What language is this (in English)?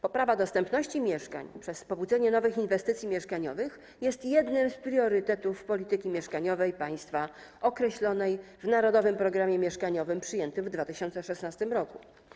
Polish